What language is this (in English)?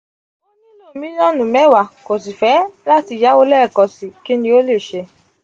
Yoruba